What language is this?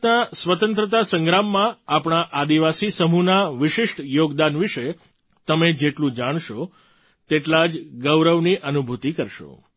Gujarati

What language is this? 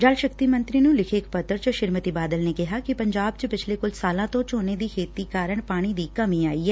Punjabi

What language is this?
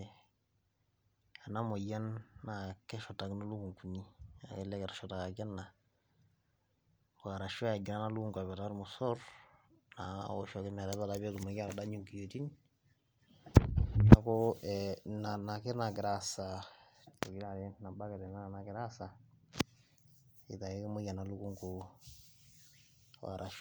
Masai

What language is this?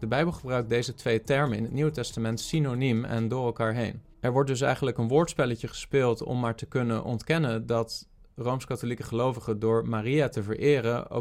Dutch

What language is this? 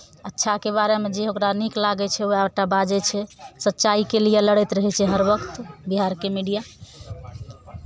Maithili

